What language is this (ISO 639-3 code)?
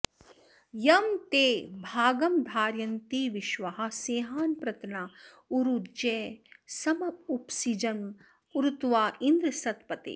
san